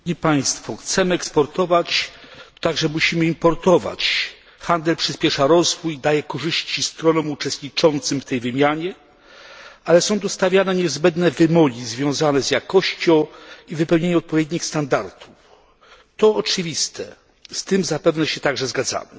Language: Polish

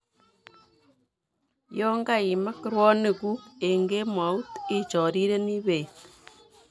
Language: Kalenjin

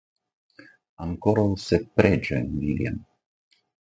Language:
Esperanto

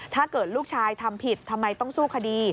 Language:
Thai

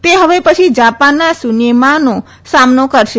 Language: Gujarati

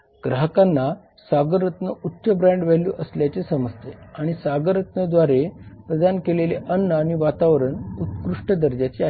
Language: Marathi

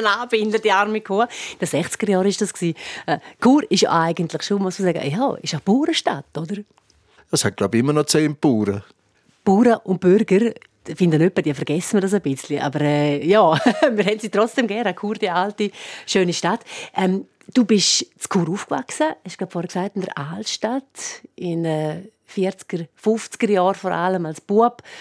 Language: German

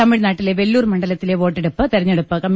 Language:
Malayalam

